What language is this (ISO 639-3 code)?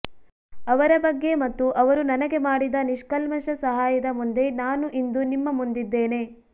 kan